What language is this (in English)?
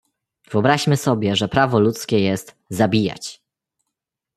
Polish